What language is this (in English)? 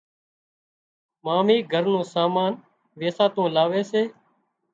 Wadiyara Koli